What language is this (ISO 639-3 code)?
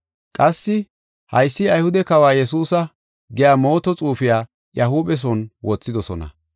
gof